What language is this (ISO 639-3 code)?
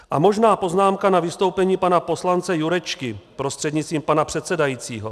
ces